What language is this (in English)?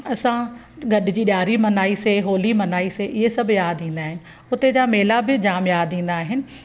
Sindhi